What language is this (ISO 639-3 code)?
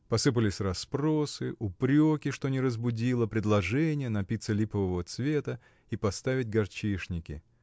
rus